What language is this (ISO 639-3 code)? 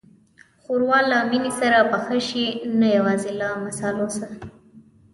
pus